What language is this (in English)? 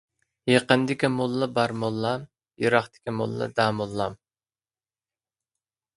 Uyghur